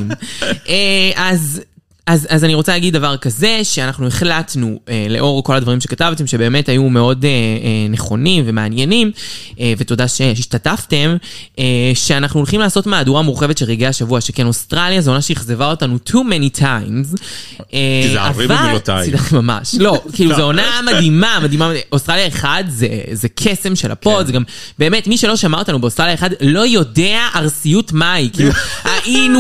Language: Hebrew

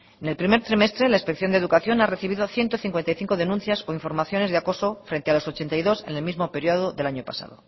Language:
Spanish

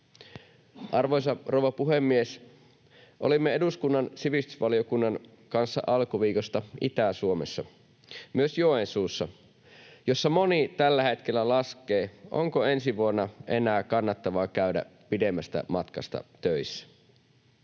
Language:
Finnish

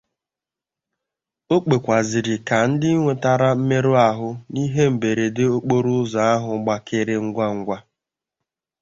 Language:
Igbo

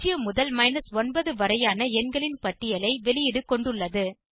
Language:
Tamil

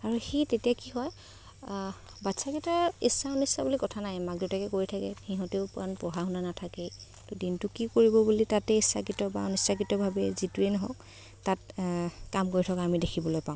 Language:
Assamese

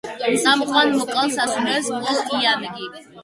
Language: Georgian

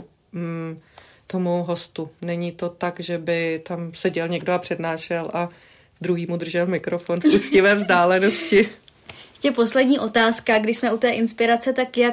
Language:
Czech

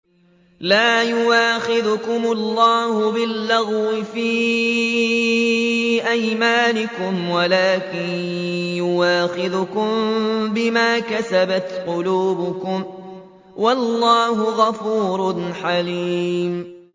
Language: Arabic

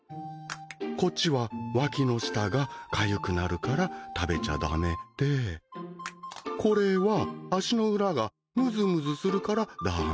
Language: Japanese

